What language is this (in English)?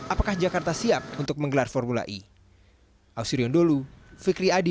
Indonesian